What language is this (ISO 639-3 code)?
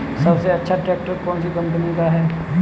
hin